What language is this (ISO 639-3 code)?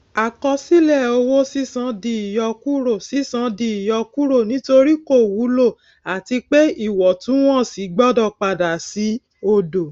yor